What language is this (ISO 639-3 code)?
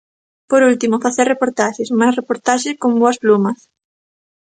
glg